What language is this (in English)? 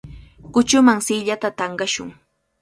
Cajatambo North Lima Quechua